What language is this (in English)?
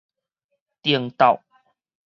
Min Nan Chinese